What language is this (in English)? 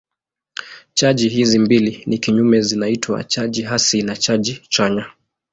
Swahili